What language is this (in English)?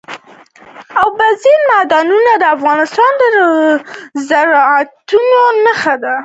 Pashto